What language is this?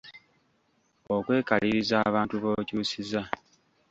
Ganda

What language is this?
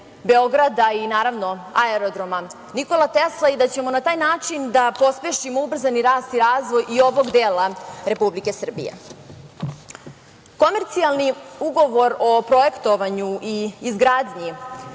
Serbian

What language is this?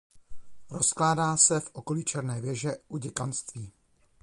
Czech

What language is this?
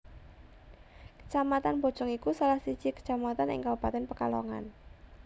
Javanese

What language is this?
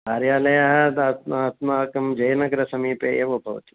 Sanskrit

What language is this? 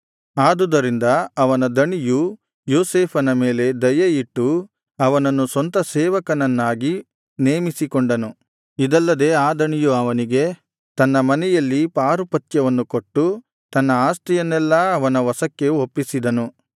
Kannada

